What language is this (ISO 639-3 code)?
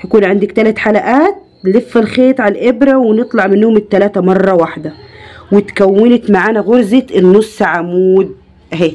ara